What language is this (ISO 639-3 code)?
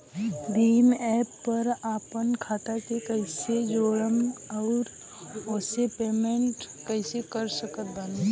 bho